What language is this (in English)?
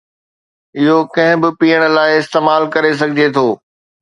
Sindhi